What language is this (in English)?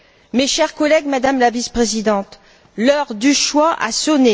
French